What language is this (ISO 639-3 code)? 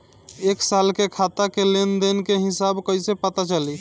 bho